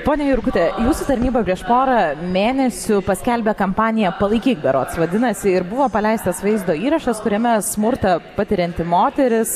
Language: Lithuanian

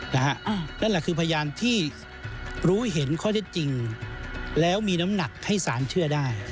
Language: Thai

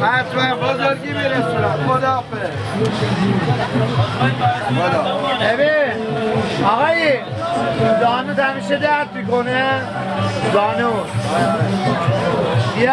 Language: Persian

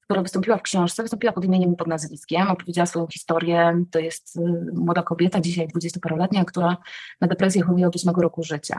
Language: Polish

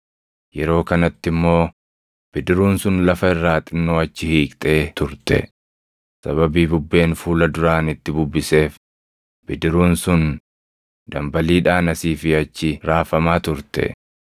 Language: Oromo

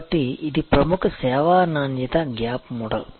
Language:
Telugu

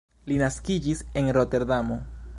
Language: Esperanto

